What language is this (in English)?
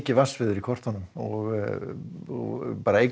Icelandic